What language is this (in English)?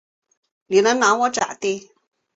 Chinese